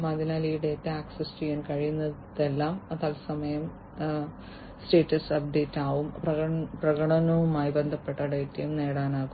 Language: Malayalam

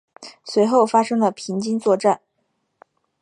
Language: Chinese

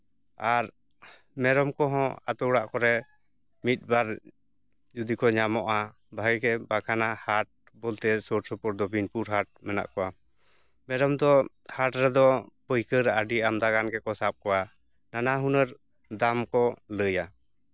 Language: Santali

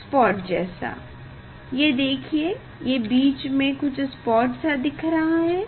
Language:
Hindi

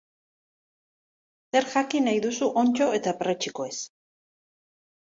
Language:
Basque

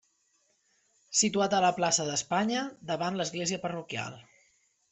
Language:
Catalan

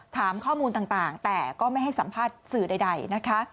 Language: Thai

